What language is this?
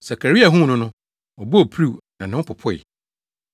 Akan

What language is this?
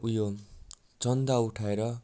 Nepali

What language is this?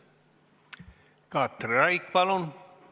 Estonian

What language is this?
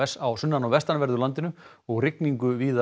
Icelandic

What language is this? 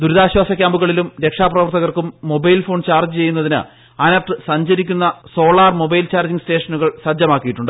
Malayalam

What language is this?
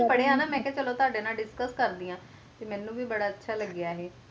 Punjabi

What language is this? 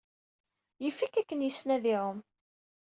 Kabyle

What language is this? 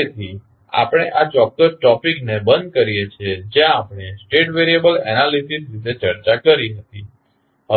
Gujarati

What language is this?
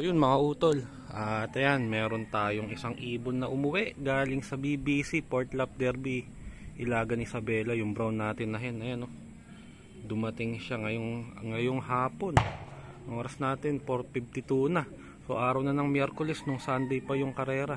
Filipino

